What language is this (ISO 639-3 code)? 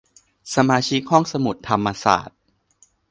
tha